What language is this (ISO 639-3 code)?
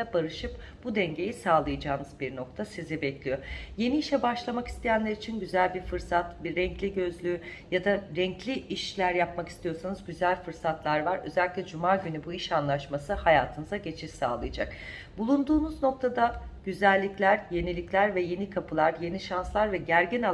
tur